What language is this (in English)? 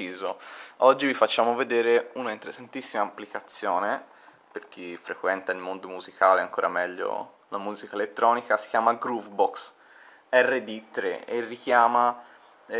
Italian